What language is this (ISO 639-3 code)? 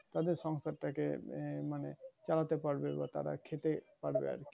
ben